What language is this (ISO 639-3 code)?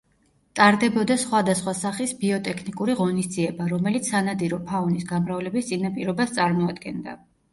kat